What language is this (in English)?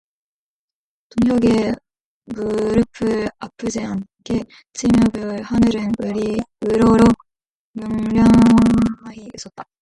Korean